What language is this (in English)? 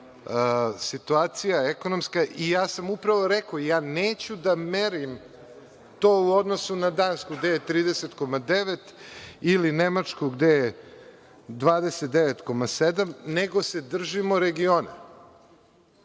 Serbian